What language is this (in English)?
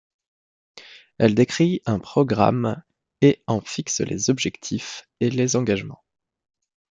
French